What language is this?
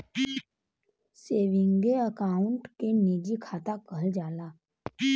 Bhojpuri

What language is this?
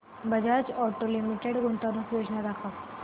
Marathi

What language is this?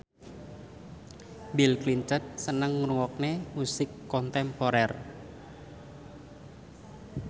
Javanese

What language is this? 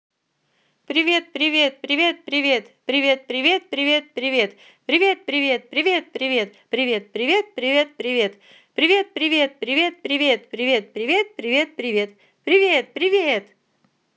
Russian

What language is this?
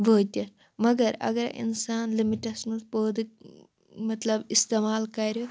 Kashmiri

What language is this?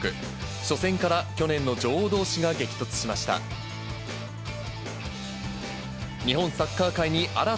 Japanese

